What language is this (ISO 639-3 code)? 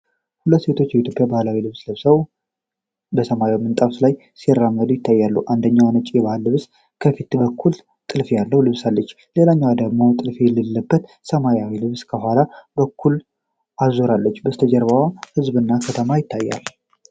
amh